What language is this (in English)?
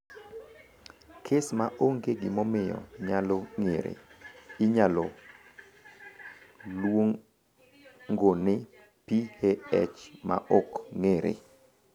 Luo (Kenya and Tanzania)